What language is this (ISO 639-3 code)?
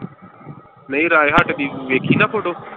pan